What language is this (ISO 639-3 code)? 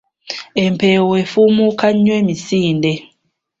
lug